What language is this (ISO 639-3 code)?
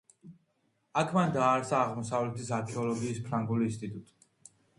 kat